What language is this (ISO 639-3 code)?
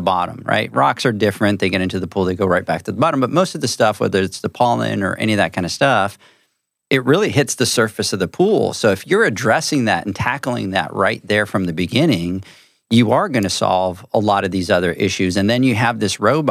eng